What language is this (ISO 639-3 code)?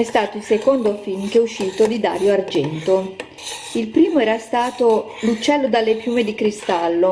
ita